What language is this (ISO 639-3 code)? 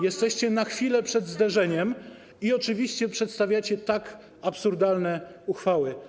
pol